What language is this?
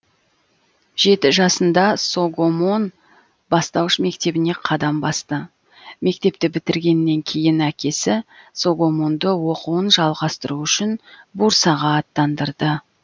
Kazakh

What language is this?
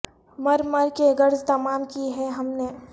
Urdu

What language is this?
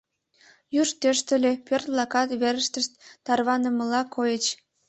Mari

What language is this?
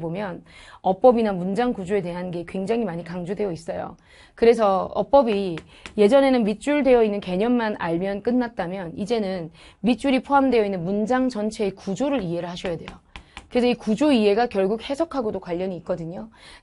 Korean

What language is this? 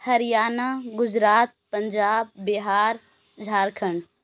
Urdu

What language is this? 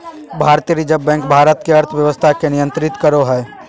Magahi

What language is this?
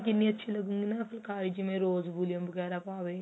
Punjabi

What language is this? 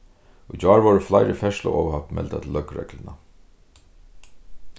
Faroese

